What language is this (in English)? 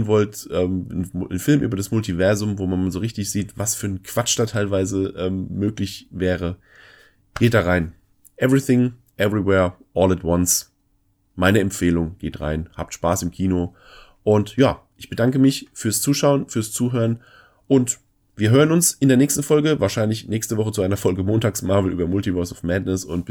German